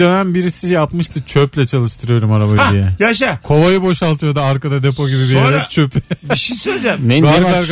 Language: Turkish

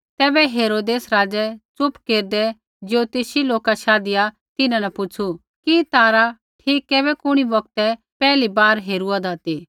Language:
Kullu Pahari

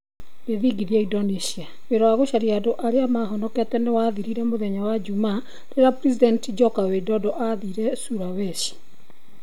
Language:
Kikuyu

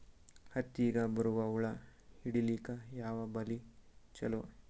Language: Kannada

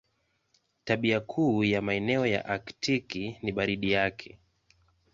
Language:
Swahili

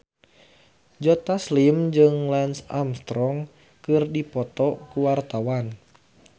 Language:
Sundanese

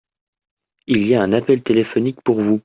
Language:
French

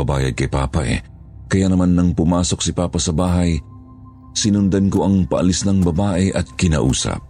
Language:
Filipino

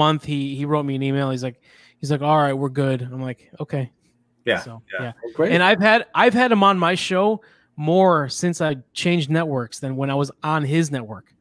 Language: English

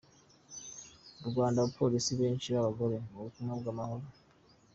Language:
Kinyarwanda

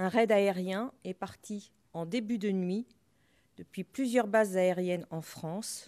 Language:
French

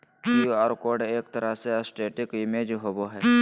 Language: Magahi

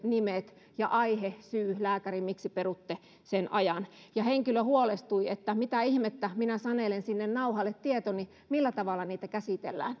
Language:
Finnish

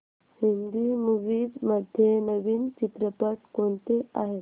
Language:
Marathi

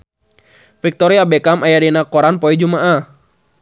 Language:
Sundanese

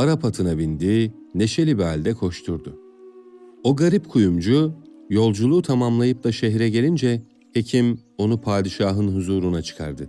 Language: Turkish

